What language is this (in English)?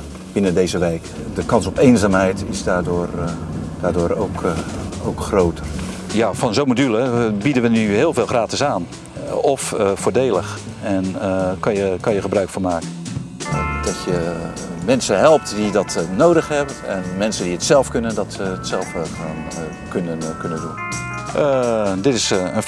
Dutch